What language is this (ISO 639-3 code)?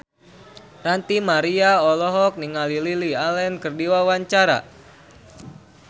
sun